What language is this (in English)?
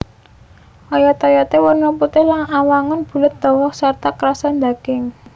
Javanese